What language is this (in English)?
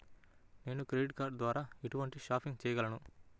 Telugu